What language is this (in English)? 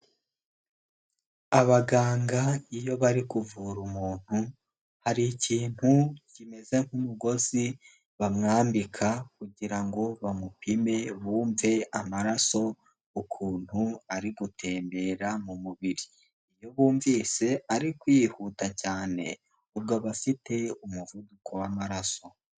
Kinyarwanda